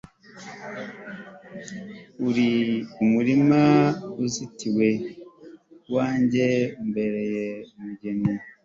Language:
Kinyarwanda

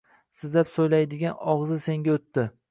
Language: Uzbek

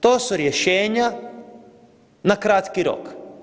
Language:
Croatian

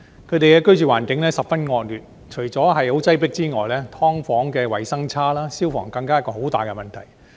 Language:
Cantonese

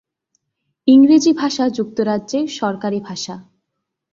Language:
Bangla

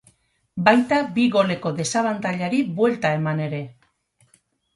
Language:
Basque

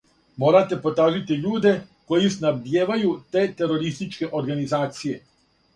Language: Serbian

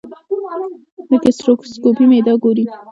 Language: Pashto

